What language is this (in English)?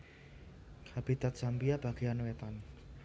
Javanese